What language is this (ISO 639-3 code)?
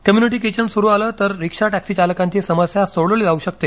mar